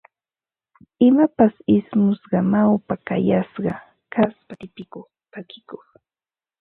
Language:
Ambo-Pasco Quechua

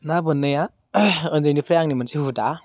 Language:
Bodo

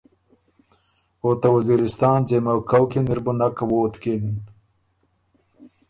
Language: Ormuri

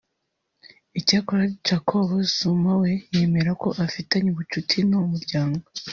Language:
Kinyarwanda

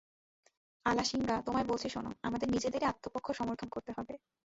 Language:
Bangla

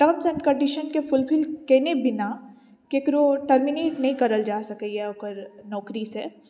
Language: Maithili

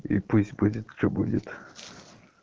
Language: Russian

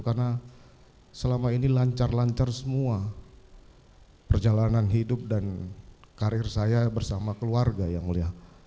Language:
Indonesian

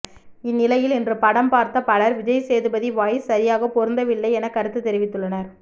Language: Tamil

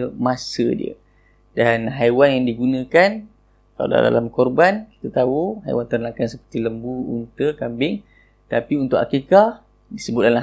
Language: Malay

